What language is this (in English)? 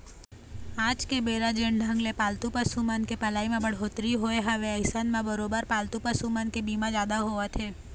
Chhattisgarhi